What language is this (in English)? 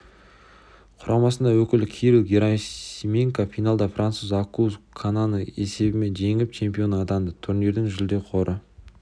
Kazakh